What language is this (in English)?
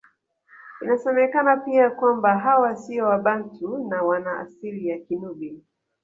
Swahili